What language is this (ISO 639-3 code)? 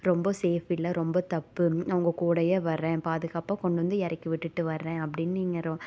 tam